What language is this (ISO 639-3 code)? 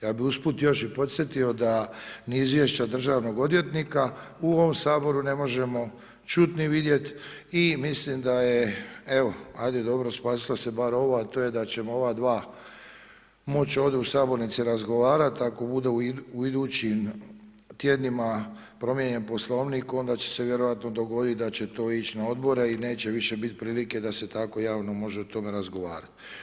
hrv